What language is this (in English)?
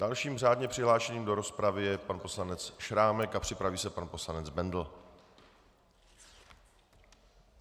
Czech